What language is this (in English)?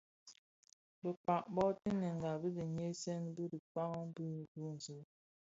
Bafia